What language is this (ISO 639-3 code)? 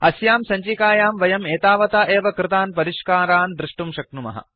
san